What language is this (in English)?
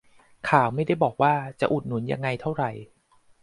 Thai